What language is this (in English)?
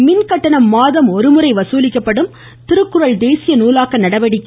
Tamil